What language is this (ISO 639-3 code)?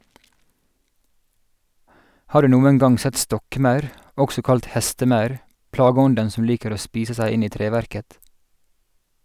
nor